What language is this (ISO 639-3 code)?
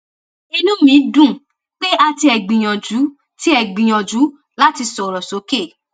yor